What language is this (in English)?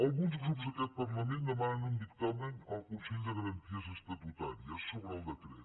Catalan